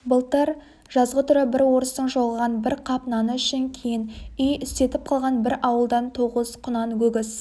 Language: Kazakh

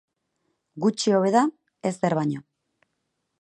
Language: Basque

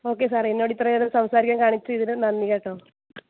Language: Malayalam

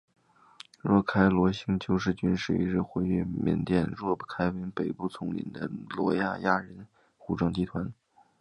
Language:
Chinese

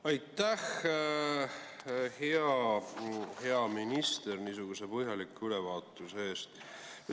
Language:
Estonian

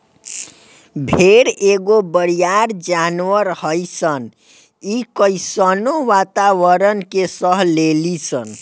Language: Bhojpuri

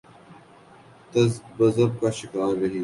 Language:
Urdu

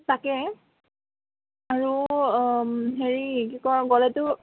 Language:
Assamese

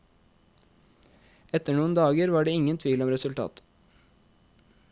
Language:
Norwegian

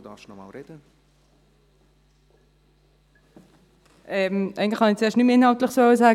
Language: Swiss German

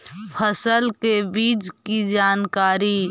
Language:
Magahi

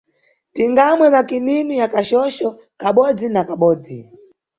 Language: Nyungwe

